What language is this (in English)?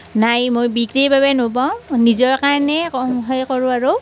Assamese